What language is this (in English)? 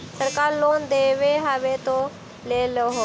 Magahi